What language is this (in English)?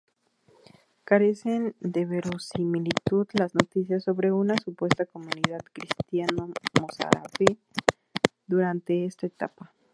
Spanish